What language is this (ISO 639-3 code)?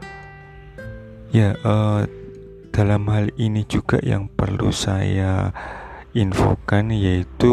ind